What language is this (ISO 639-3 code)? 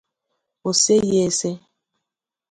ibo